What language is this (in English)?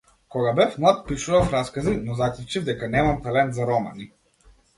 Macedonian